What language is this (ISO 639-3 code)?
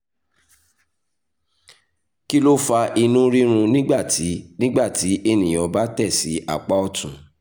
yor